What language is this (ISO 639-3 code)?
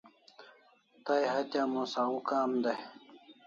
kls